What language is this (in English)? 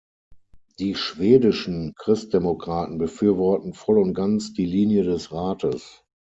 German